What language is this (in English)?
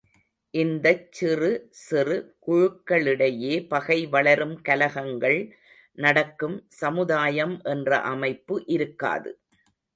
Tamil